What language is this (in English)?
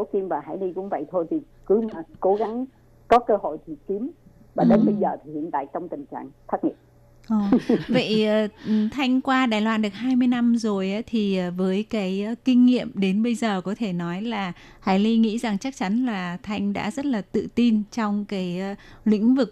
Vietnamese